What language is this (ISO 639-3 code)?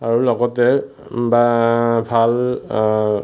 asm